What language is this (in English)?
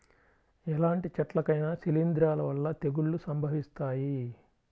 Telugu